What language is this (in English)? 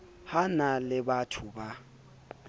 Southern Sotho